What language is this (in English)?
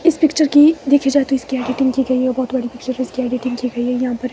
Hindi